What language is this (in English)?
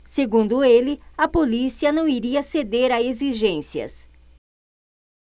Portuguese